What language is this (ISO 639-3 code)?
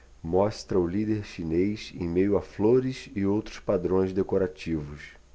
por